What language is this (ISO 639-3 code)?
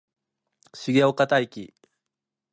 jpn